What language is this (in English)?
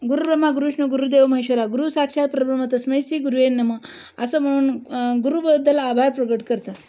Marathi